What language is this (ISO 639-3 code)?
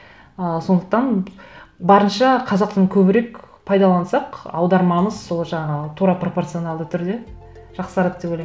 kaz